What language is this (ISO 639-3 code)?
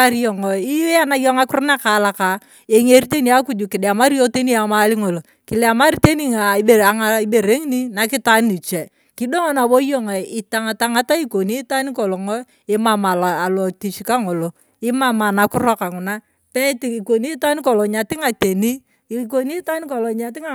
tuv